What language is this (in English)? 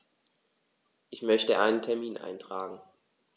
German